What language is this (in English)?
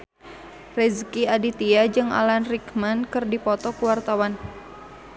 Sundanese